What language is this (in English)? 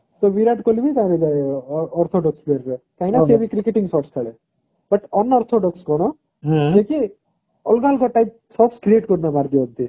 Odia